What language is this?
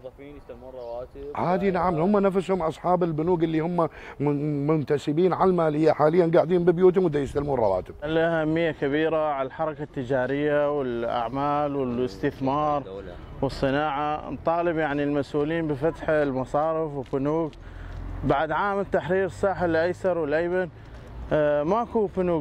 Arabic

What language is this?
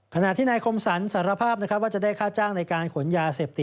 Thai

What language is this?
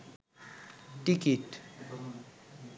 Bangla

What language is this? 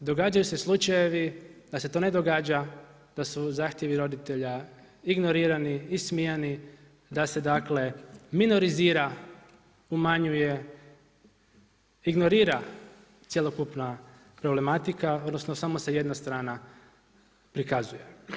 Croatian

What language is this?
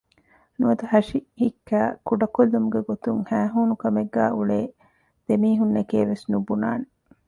Divehi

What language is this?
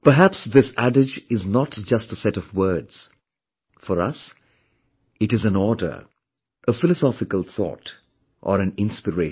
English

